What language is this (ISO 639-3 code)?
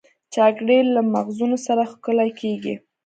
pus